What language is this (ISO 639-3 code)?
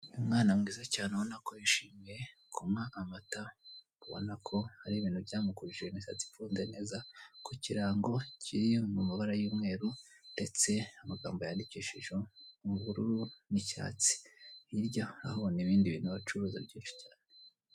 kin